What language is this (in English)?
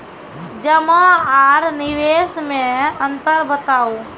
Maithili